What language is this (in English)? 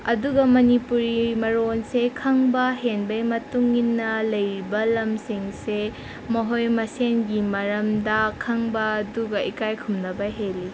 Manipuri